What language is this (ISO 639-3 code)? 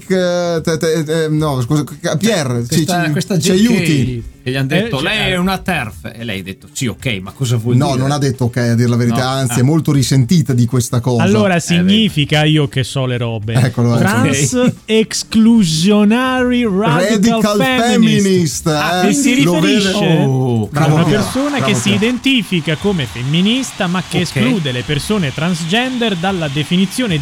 ita